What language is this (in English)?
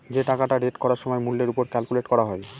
Bangla